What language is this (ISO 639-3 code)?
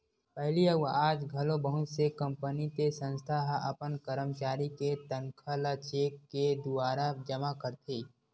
hne